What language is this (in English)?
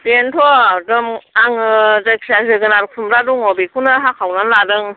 Bodo